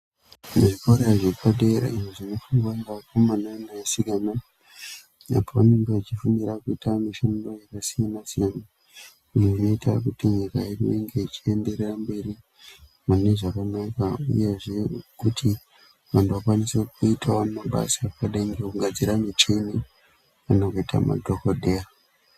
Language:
Ndau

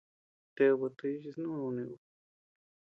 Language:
Tepeuxila Cuicatec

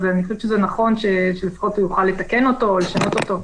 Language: Hebrew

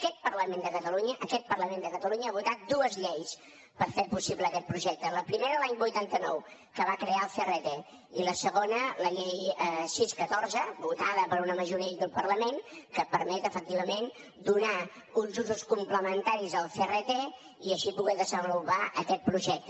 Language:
Catalan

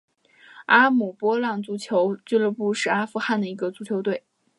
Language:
Chinese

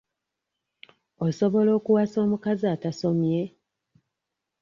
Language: Ganda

